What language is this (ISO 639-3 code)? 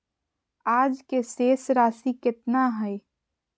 mag